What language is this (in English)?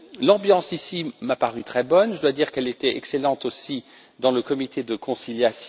French